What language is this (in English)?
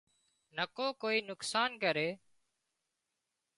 Wadiyara Koli